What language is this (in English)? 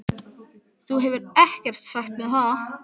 Icelandic